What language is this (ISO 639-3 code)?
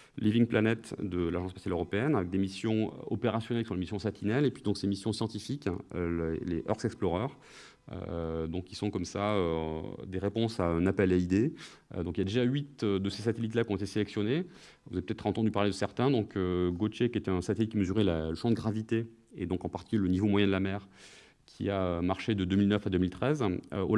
fra